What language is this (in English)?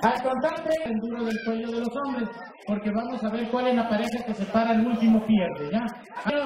Spanish